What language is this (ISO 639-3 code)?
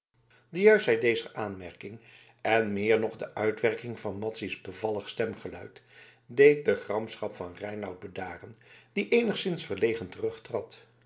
nld